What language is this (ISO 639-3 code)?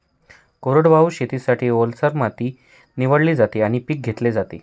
mar